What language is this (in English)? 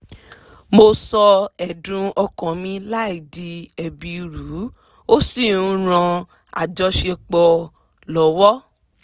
Yoruba